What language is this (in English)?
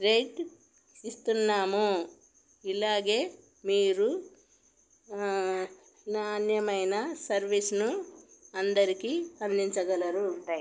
Telugu